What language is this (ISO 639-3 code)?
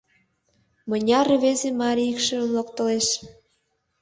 chm